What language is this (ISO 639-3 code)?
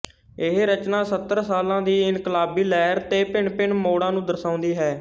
pan